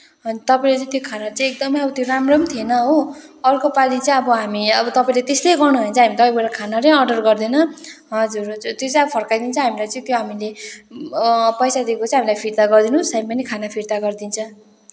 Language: Nepali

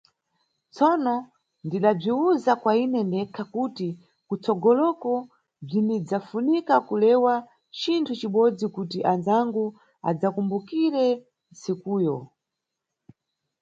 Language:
Nyungwe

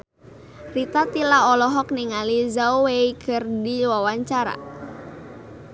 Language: Sundanese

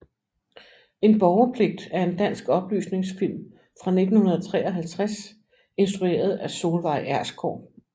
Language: Danish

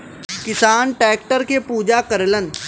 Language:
Bhojpuri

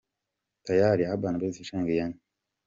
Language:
Kinyarwanda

